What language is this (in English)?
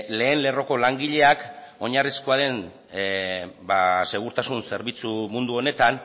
Basque